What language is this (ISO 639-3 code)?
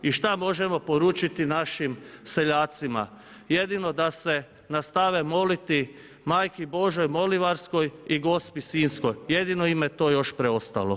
hrv